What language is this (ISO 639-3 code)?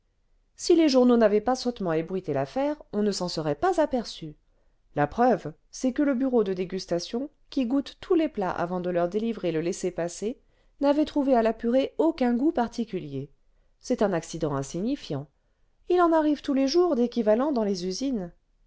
fra